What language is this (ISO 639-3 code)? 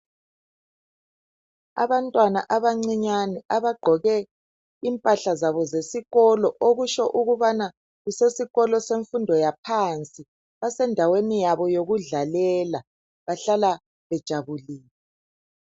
nde